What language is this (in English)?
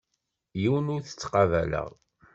Kabyle